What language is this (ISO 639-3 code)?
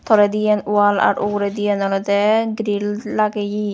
ccp